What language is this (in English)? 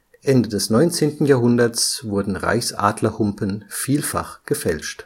German